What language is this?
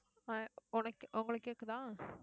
Tamil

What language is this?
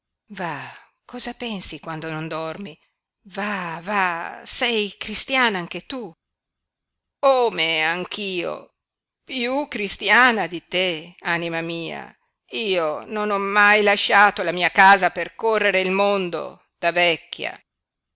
Italian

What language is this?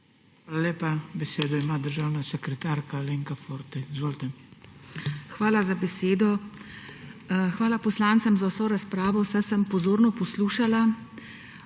Slovenian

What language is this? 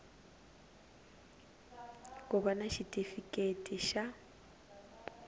Tsonga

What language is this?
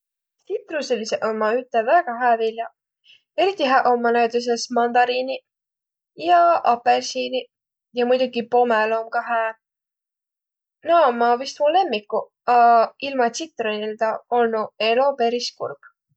Võro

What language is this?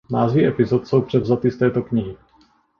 Czech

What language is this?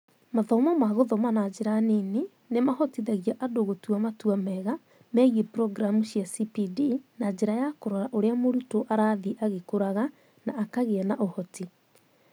Kikuyu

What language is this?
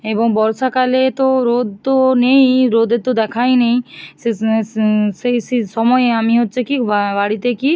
Bangla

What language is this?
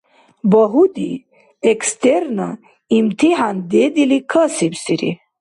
Dargwa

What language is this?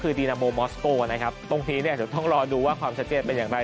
Thai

